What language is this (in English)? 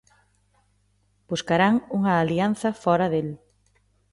Galician